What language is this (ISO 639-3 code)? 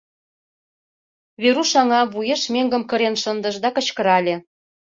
chm